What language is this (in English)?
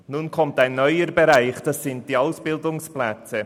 Swiss German